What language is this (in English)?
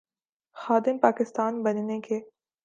Urdu